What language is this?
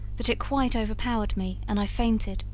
English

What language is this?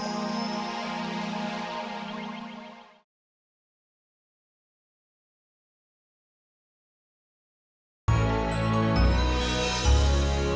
Indonesian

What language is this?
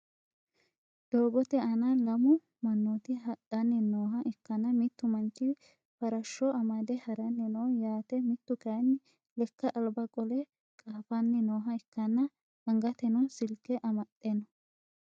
Sidamo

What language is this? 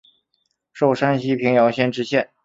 Chinese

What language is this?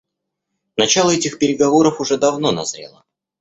Russian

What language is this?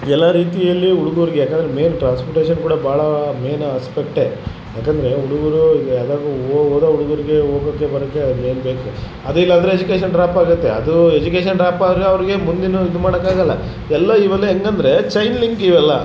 Kannada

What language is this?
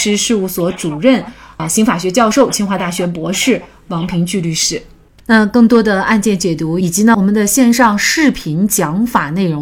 Chinese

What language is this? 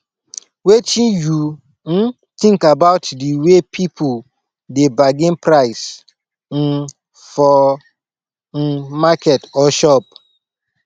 Nigerian Pidgin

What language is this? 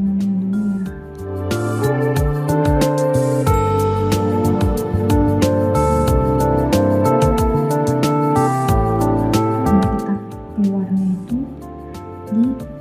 Indonesian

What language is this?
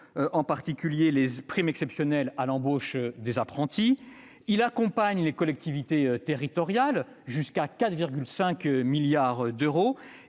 French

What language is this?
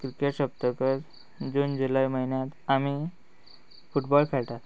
Konkani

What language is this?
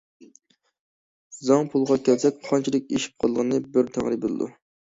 Uyghur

